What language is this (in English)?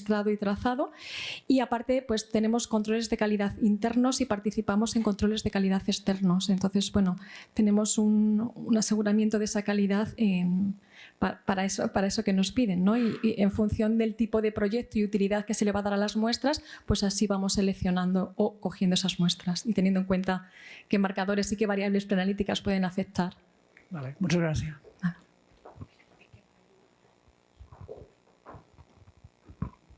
Spanish